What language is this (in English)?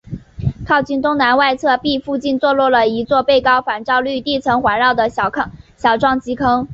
Chinese